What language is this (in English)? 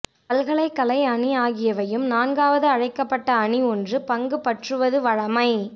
Tamil